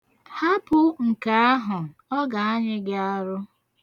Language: Igbo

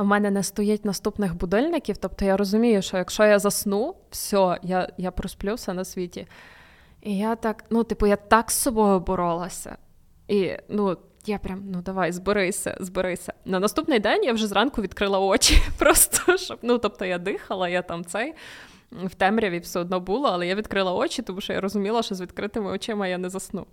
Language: Ukrainian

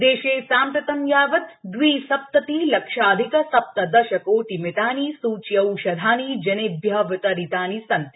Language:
Sanskrit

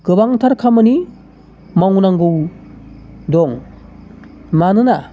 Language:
Bodo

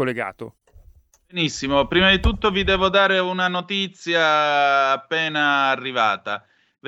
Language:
Italian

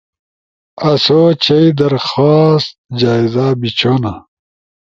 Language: Ushojo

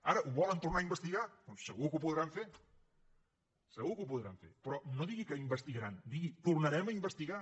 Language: Catalan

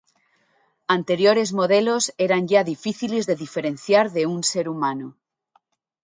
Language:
Spanish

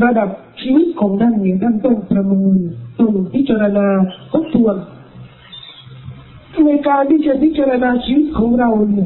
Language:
Thai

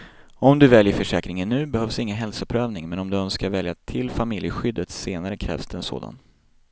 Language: Swedish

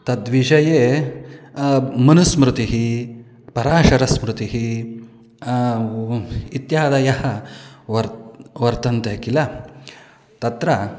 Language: Sanskrit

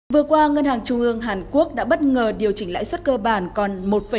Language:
Vietnamese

